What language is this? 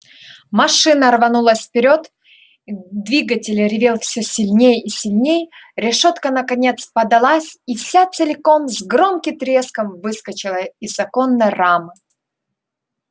Russian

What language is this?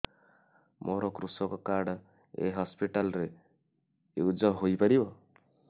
Odia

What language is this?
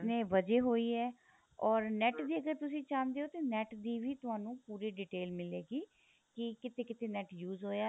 Punjabi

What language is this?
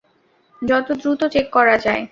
Bangla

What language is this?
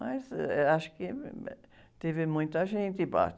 Portuguese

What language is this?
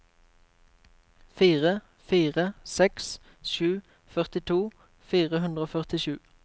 Norwegian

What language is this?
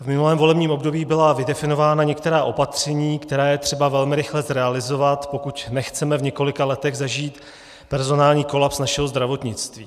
Czech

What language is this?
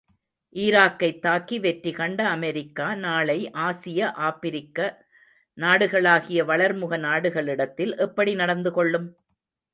Tamil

